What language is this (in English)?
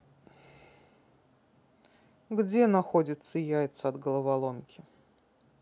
Russian